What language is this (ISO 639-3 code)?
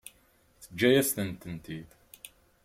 kab